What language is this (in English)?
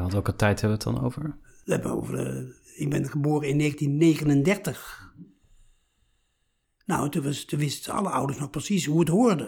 Dutch